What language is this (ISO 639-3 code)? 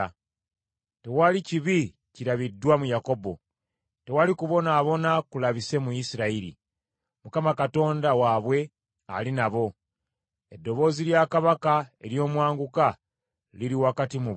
lug